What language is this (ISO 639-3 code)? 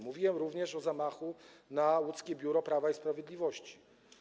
pol